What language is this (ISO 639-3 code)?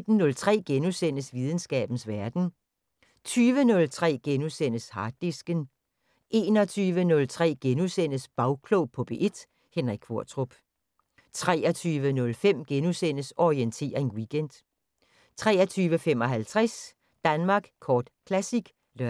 dan